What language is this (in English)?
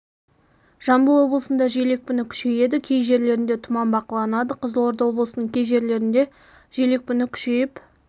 Kazakh